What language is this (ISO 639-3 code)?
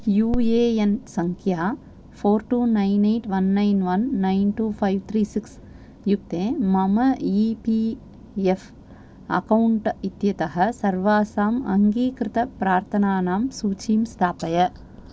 san